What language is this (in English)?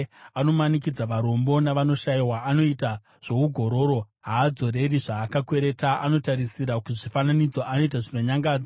Shona